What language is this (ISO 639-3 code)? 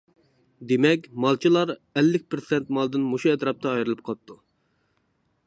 uig